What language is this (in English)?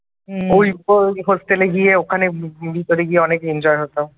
Bangla